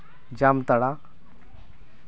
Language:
Santali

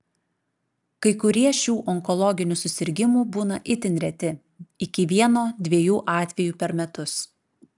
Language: Lithuanian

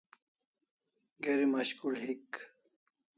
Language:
Kalasha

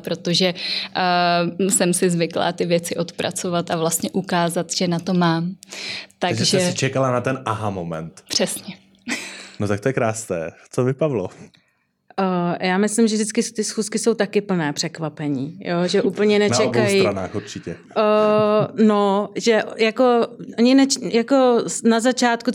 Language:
Czech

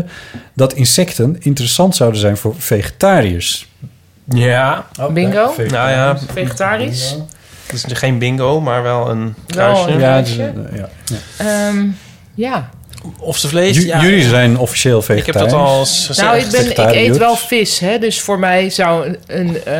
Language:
Dutch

